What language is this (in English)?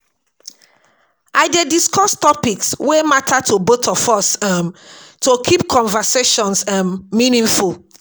Nigerian Pidgin